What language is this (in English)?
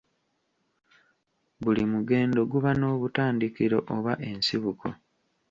Ganda